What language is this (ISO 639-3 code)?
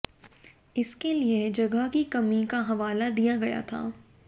hin